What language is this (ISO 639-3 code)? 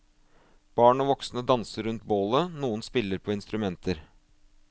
nor